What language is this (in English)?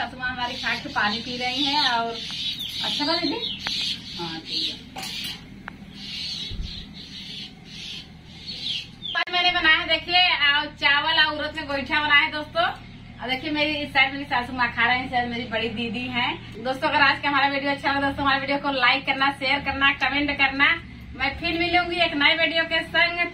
Hindi